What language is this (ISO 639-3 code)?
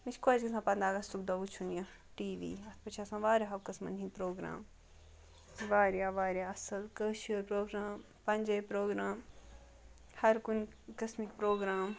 kas